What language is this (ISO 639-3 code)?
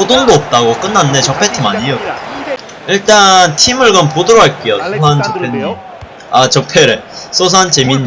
kor